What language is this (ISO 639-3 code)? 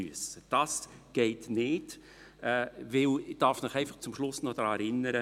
gsw